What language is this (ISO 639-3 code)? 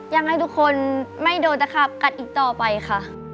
tha